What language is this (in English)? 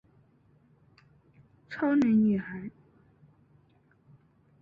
Chinese